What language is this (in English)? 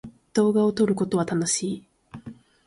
Japanese